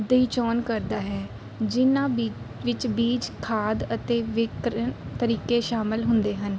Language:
Punjabi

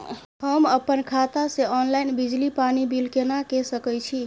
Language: Maithili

